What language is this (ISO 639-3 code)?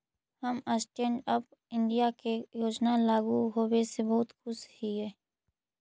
mag